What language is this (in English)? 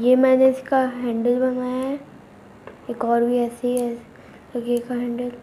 Hindi